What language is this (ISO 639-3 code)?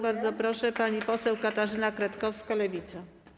pol